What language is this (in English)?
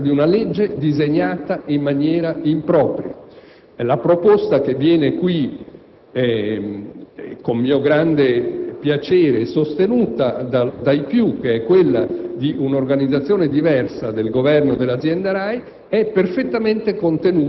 Italian